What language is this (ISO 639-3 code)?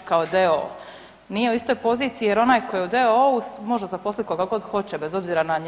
hrv